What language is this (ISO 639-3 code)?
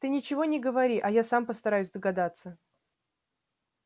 rus